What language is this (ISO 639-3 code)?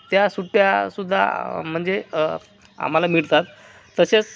mar